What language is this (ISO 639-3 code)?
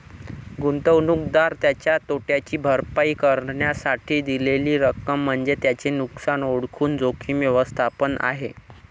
mar